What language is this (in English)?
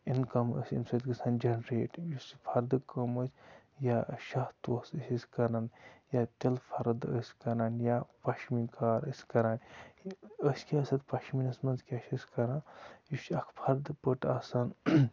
Kashmiri